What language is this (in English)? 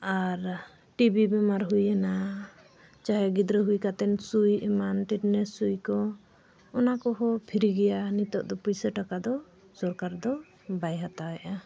Santali